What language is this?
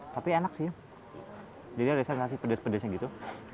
Indonesian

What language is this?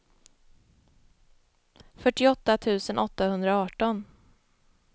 Swedish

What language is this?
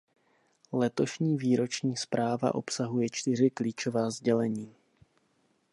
Czech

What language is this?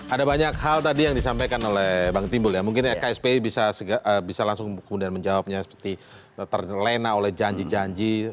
Indonesian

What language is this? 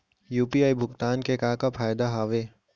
Chhattisgarhi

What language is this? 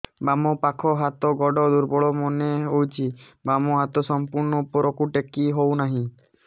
Odia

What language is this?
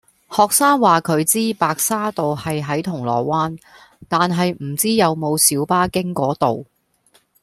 Cantonese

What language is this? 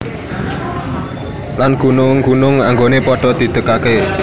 Javanese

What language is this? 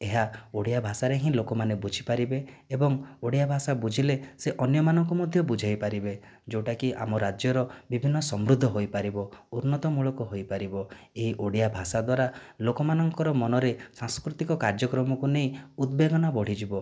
Odia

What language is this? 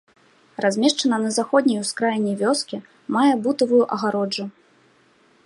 Belarusian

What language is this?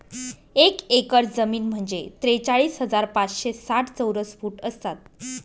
Marathi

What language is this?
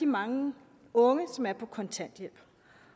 Danish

